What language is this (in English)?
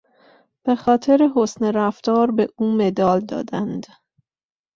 Persian